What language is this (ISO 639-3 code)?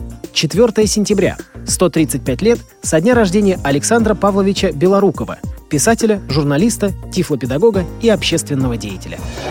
rus